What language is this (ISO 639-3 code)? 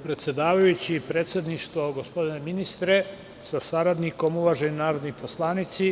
srp